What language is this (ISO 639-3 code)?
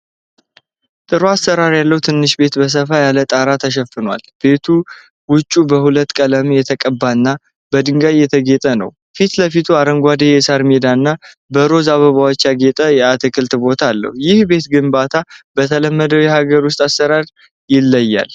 amh